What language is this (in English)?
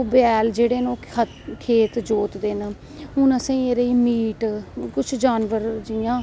Dogri